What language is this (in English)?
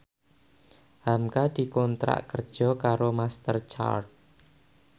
Javanese